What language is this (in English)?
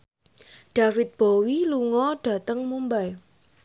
Javanese